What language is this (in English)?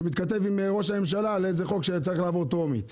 Hebrew